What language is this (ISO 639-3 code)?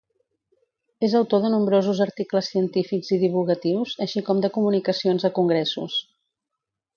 cat